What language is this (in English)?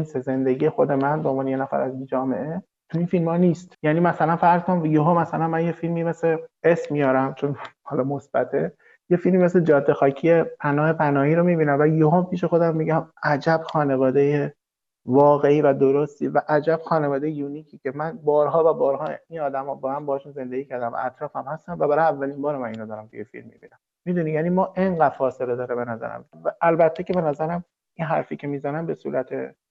Persian